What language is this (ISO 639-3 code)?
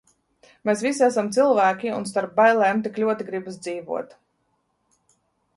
lav